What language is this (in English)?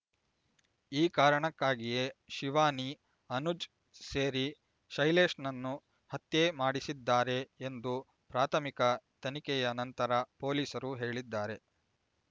Kannada